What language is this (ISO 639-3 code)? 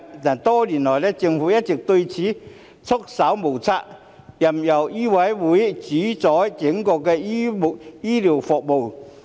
yue